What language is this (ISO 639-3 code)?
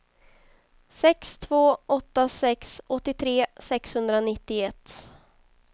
swe